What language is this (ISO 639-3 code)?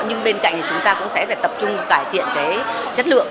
vie